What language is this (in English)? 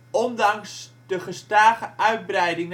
Dutch